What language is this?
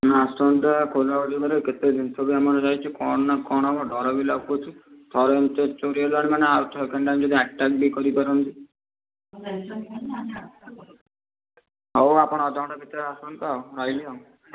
Odia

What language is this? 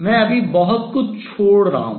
Hindi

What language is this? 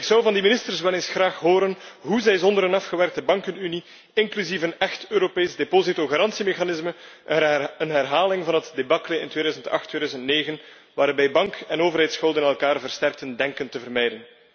Dutch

